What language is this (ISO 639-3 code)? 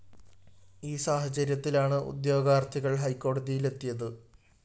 mal